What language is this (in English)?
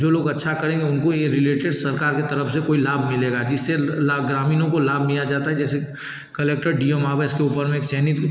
Hindi